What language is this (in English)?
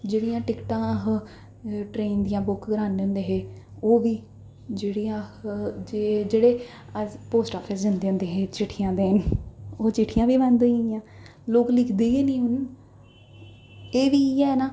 Dogri